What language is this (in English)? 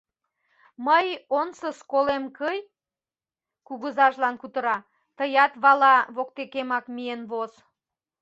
Mari